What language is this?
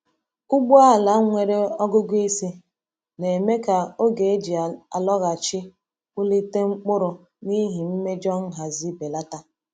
Igbo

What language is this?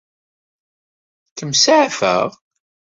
Kabyle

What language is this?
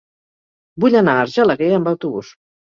Catalan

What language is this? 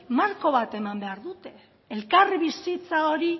Basque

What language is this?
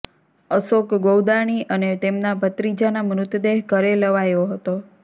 Gujarati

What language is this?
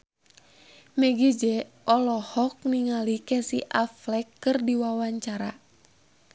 Sundanese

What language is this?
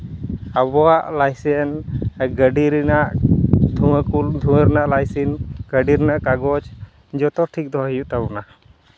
Santali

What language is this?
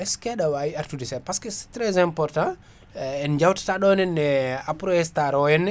Fula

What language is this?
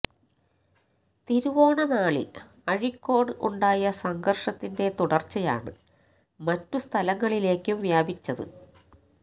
Malayalam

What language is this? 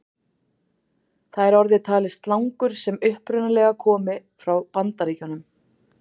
Icelandic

